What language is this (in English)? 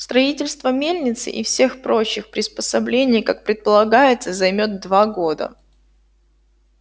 Russian